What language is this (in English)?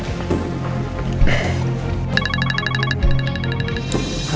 Indonesian